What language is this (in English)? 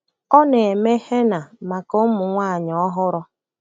Igbo